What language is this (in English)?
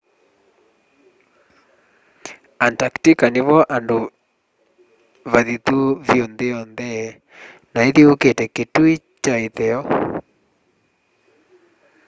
Kamba